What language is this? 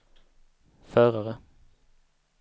Swedish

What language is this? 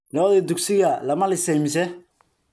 Somali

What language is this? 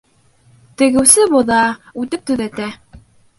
Bashkir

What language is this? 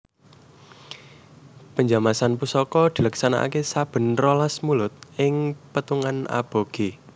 Javanese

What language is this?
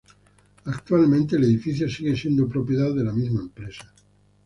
Spanish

